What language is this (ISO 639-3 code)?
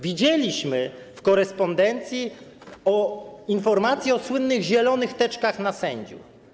pol